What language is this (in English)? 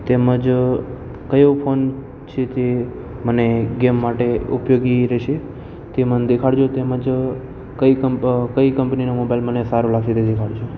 Gujarati